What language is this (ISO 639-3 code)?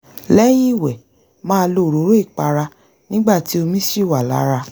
yor